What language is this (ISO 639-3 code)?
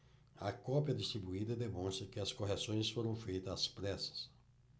por